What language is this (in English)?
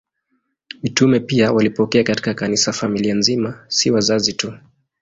Swahili